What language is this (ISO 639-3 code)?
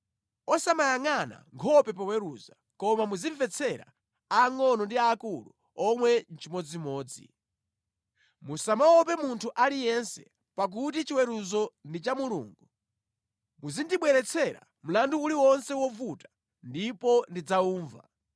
nya